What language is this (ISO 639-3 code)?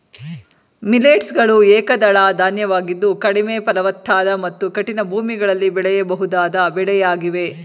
kan